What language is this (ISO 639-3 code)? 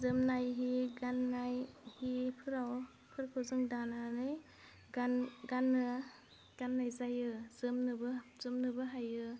brx